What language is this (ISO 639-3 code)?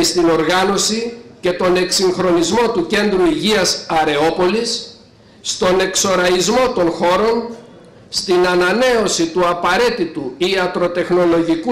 ell